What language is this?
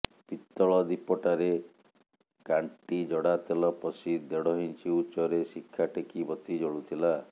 Odia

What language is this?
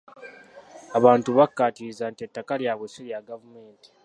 Ganda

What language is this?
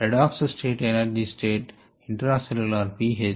Telugu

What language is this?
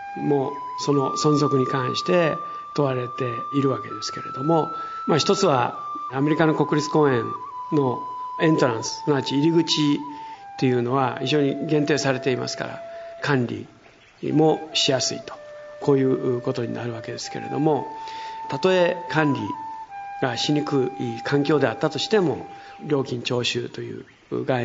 Japanese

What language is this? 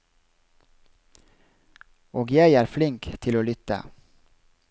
Norwegian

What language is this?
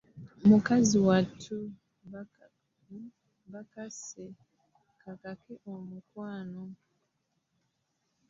Ganda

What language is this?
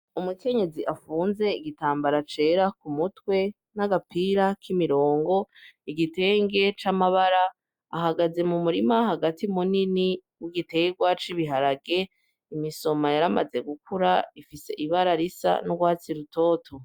Rundi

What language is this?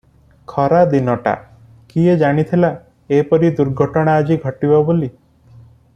Odia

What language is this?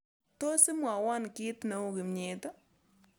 Kalenjin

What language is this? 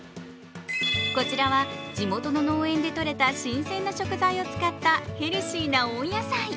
Japanese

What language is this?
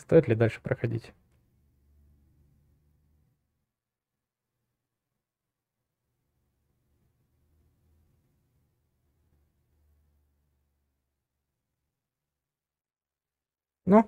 Russian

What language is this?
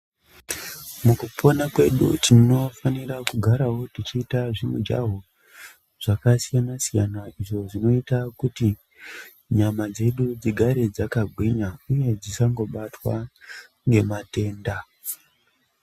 Ndau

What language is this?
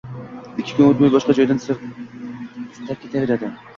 Uzbek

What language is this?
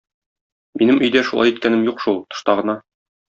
Tatar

